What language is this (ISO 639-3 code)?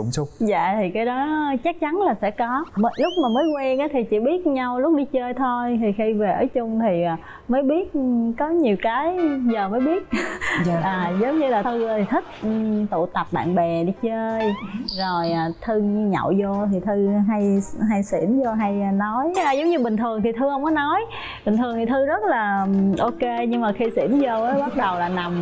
vie